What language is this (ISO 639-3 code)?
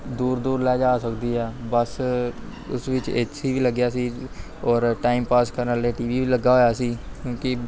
pan